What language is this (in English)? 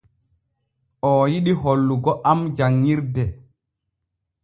Borgu Fulfulde